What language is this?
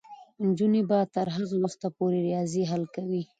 Pashto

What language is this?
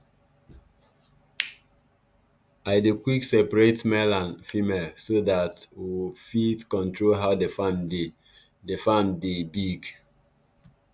Nigerian Pidgin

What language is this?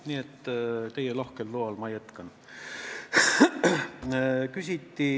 Estonian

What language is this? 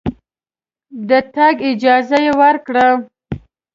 Pashto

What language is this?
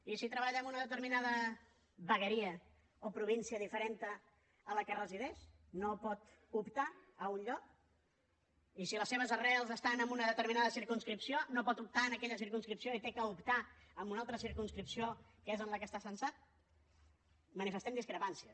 Catalan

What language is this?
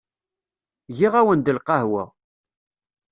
Kabyle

